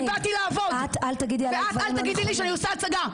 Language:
Hebrew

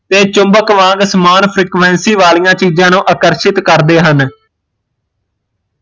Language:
Punjabi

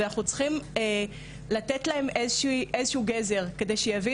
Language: Hebrew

